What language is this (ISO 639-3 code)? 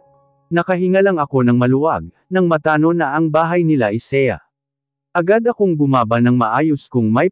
fil